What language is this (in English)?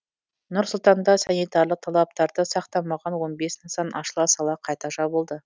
Kazakh